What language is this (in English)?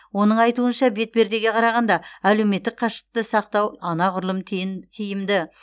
Kazakh